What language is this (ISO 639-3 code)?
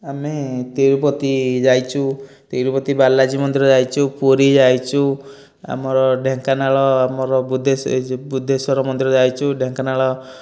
ori